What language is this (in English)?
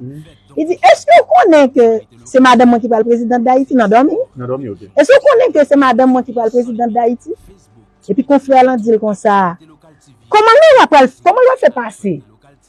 French